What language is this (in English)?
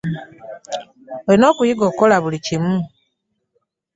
Ganda